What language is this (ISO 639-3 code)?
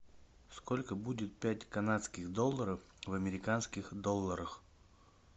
rus